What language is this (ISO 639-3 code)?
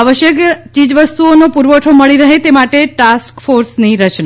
guj